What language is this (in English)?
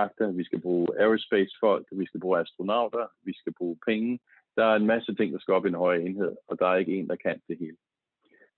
Danish